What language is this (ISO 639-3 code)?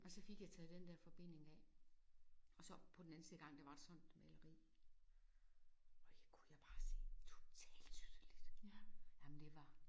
dan